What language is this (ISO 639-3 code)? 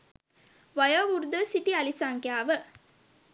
sin